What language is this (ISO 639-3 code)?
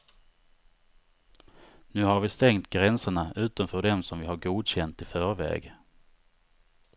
swe